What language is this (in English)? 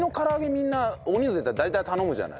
Japanese